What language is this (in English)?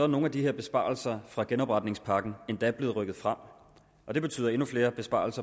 Danish